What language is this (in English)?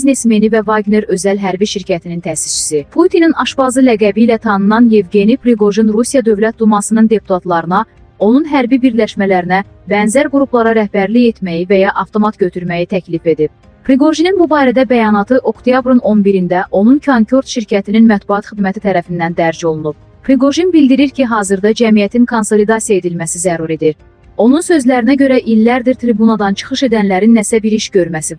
Turkish